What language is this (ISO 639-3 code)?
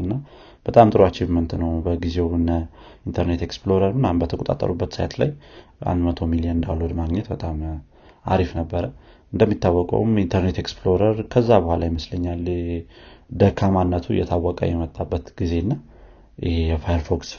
amh